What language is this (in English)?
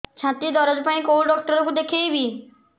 Odia